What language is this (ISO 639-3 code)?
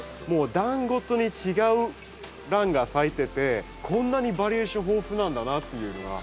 jpn